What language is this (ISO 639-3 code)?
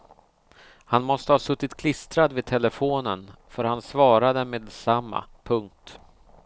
swe